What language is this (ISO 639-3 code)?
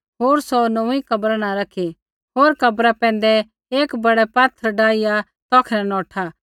kfx